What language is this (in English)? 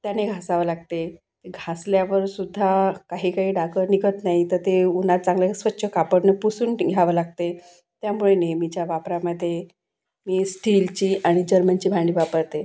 Marathi